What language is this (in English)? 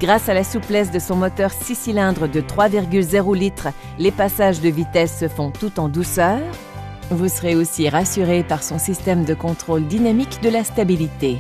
French